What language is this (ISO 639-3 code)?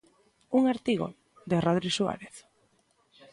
glg